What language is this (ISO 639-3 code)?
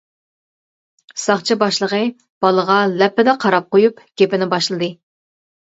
uig